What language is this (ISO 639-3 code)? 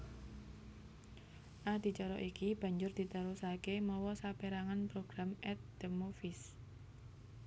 jav